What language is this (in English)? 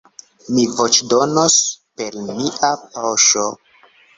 Esperanto